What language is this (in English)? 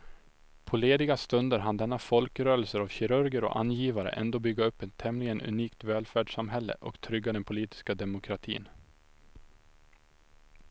Swedish